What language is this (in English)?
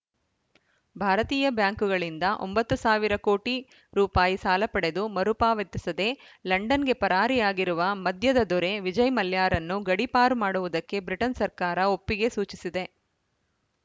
Kannada